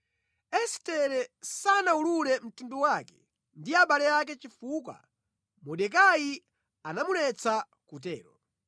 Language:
Nyanja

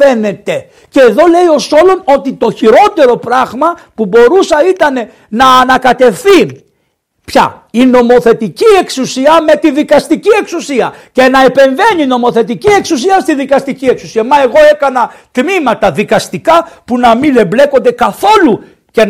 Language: Greek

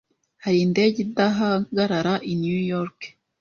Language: Kinyarwanda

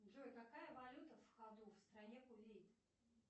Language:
Russian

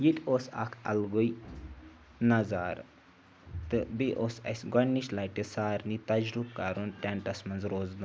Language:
Kashmiri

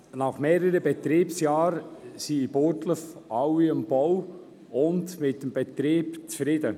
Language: Swiss German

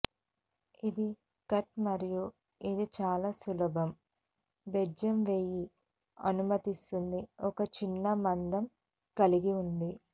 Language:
Telugu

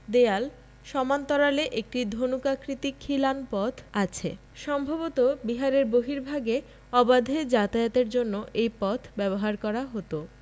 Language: Bangla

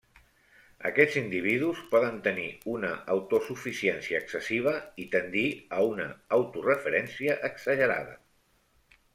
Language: Catalan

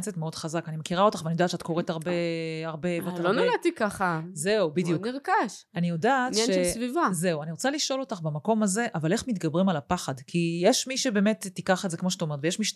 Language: Hebrew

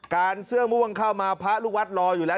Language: Thai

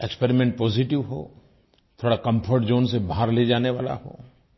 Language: Hindi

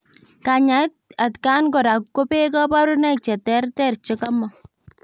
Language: Kalenjin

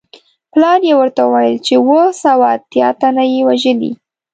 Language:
Pashto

